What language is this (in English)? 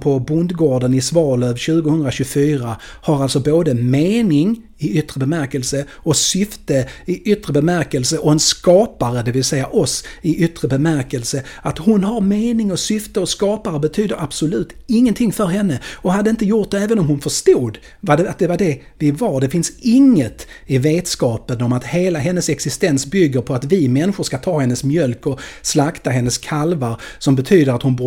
Swedish